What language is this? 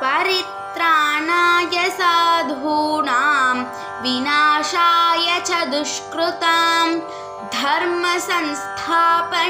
Hindi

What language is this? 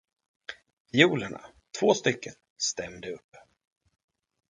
Swedish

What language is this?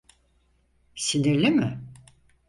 Turkish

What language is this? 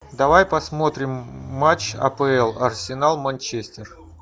Russian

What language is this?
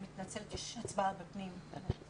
Hebrew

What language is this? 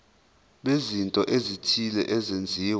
Zulu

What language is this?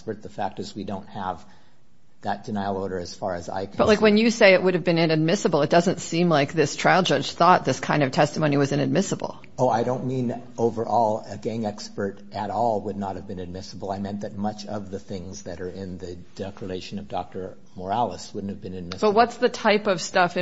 English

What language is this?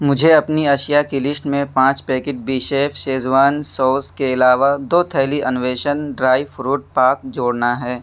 Urdu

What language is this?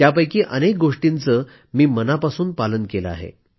Marathi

